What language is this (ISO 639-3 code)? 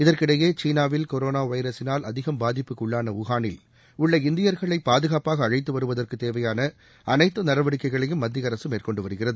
tam